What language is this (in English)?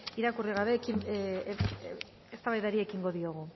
Basque